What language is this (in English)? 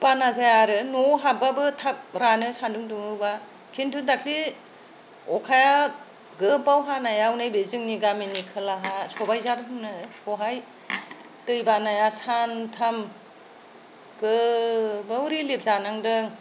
Bodo